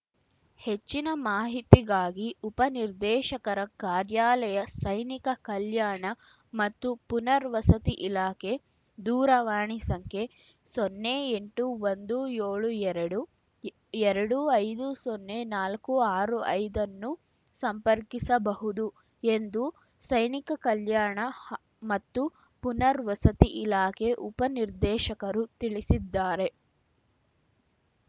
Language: Kannada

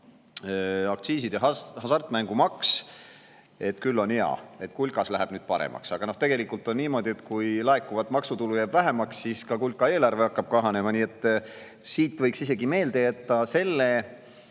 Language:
Estonian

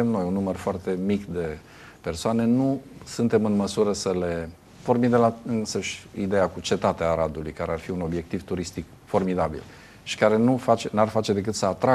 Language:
Romanian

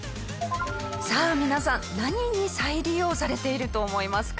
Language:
Japanese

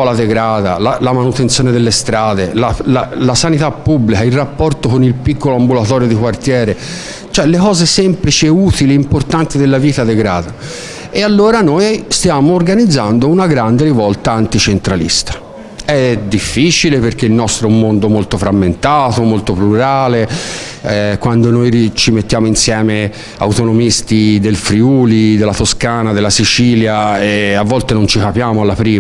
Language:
Italian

